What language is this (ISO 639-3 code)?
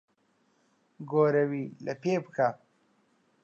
ckb